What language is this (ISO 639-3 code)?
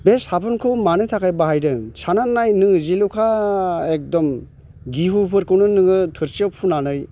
brx